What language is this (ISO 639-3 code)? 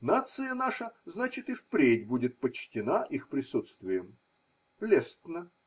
rus